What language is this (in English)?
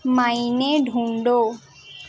Urdu